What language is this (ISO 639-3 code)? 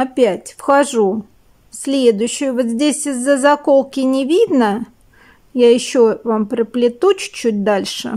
rus